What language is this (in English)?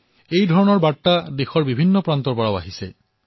Assamese